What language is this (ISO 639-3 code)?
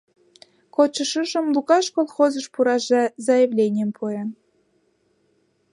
chm